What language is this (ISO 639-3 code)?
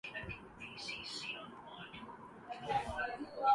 urd